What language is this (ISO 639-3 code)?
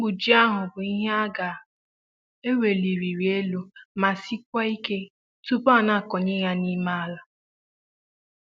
ibo